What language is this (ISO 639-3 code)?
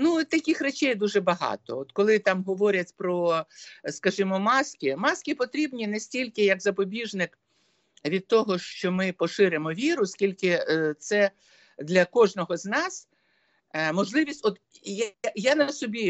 ukr